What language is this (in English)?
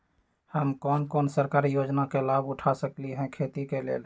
Magahi